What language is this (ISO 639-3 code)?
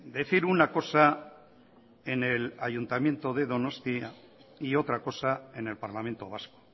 spa